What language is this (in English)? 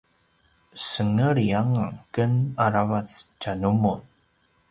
Paiwan